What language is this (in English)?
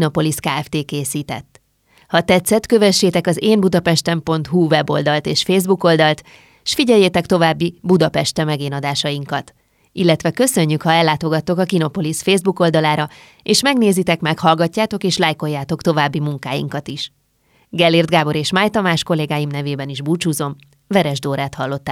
Hungarian